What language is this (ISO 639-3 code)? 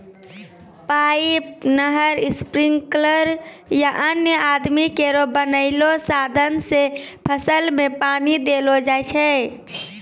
mai